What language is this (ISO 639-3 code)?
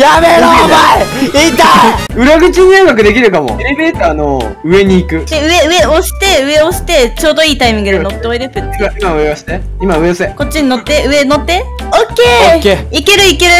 jpn